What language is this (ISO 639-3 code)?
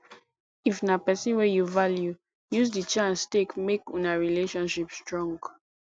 pcm